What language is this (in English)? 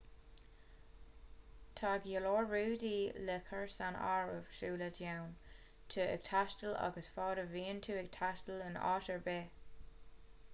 Irish